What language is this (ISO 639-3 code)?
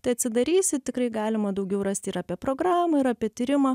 lit